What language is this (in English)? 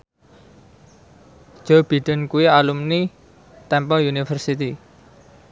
Javanese